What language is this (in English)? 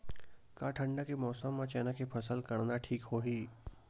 Chhattisgarhi